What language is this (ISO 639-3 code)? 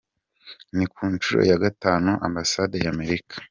kin